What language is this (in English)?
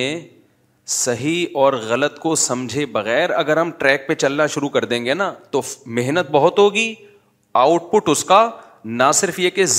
Urdu